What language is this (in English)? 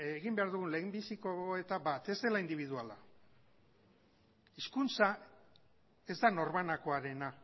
Basque